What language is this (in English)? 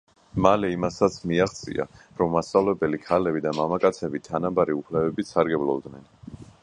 Georgian